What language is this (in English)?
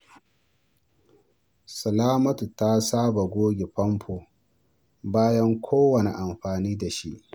Hausa